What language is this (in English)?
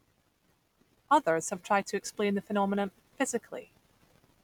English